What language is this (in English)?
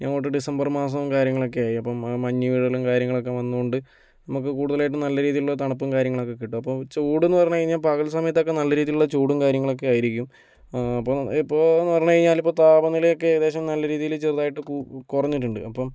Malayalam